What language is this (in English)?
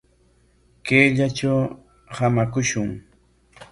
Corongo Ancash Quechua